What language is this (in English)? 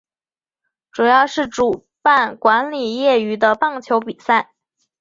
Chinese